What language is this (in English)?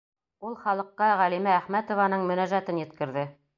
Bashkir